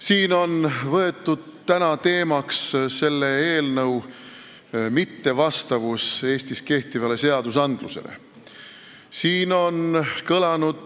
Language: Estonian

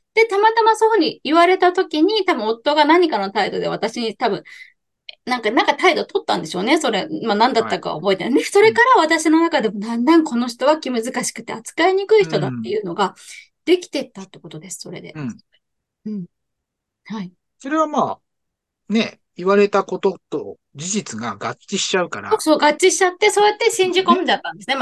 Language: Japanese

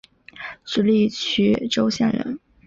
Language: Chinese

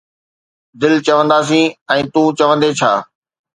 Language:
Sindhi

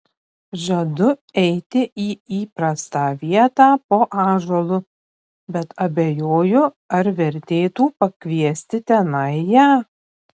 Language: Lithuanian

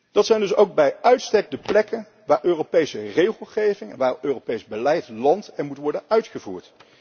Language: Dutch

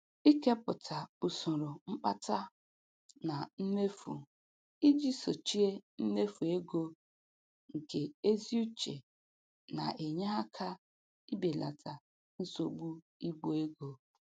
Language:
Igbo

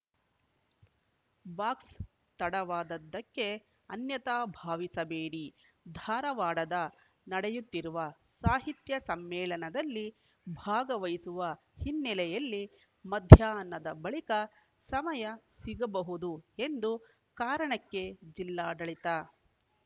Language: Kannada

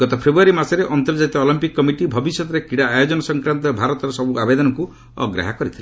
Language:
Odia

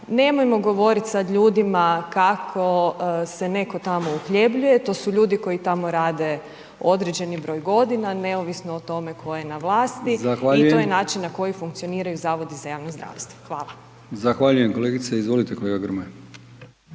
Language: Croatian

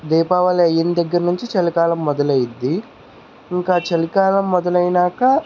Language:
Telugu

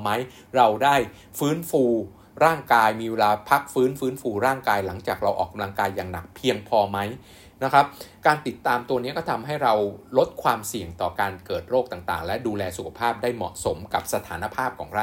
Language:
Thai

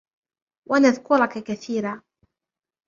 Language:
Arabic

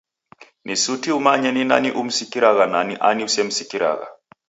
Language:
Taita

